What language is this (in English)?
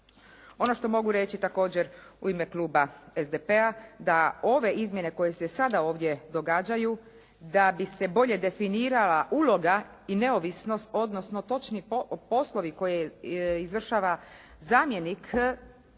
Croatian